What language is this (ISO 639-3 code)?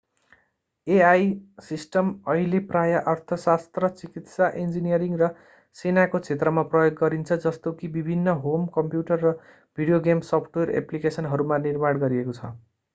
nep